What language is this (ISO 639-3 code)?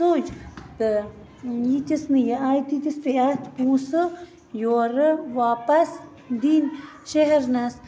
kas